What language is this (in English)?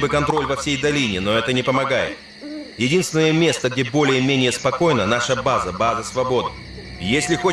Russian